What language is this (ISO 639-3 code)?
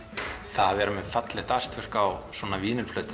isl